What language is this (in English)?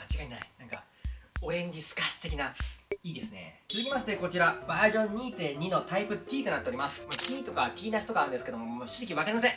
Japanese